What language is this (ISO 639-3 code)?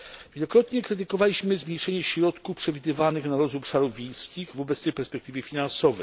pol